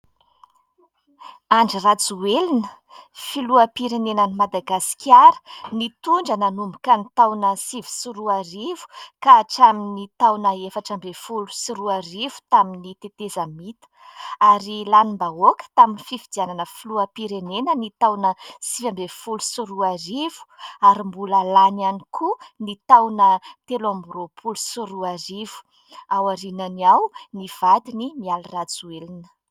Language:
Malagasy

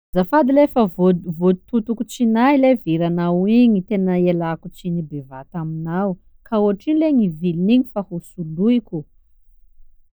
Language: Sakalava Malagasy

